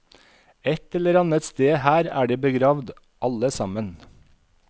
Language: Norwegian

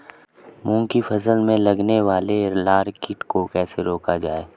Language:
Hindi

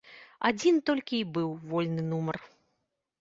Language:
Belarusian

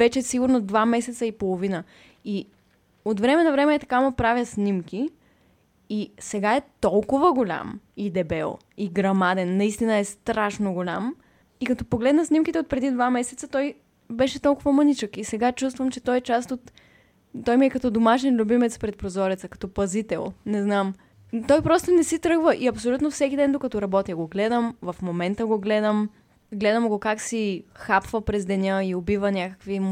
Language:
Bulgarian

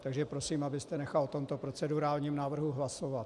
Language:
Czech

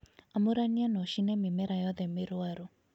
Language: Kikuyu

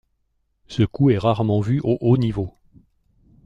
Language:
French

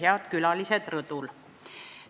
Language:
Estonian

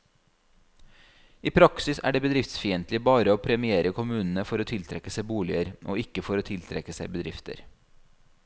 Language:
Norwegian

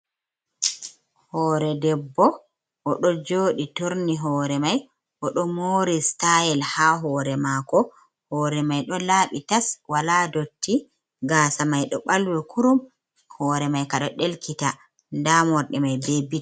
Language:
Fula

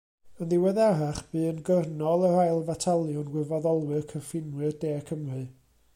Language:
Welsh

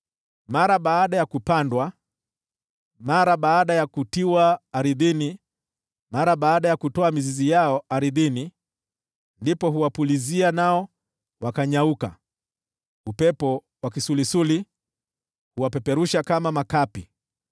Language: Swahili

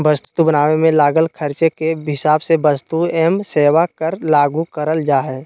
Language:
Magahi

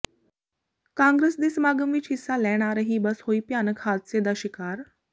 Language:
Punjabi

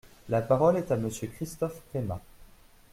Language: French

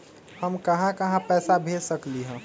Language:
Magahi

